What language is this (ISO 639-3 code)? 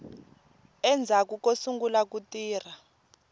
tso